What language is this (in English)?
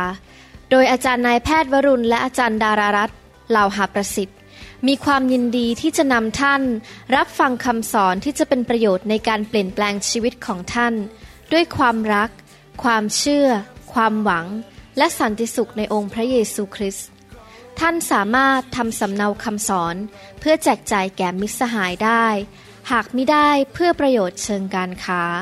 Thai